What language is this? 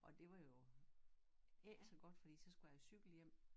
Danish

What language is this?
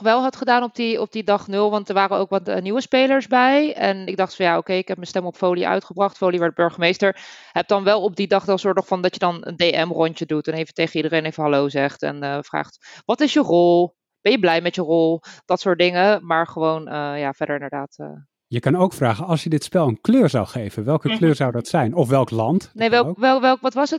Dutch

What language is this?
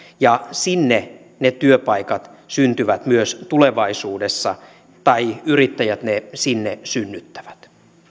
Finnish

